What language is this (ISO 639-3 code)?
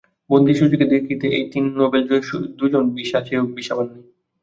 ben